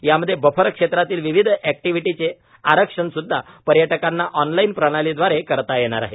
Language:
Marathi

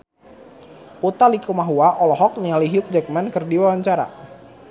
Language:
Sundanese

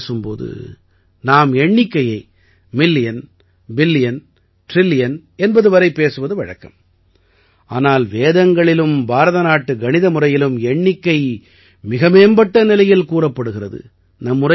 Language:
Tamil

